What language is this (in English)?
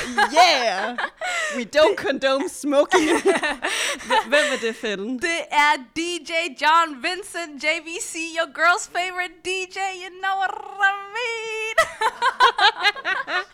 Danish